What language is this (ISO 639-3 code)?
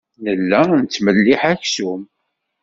kab